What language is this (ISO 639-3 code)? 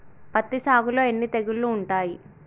tel